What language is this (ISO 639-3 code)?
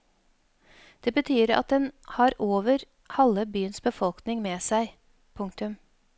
nor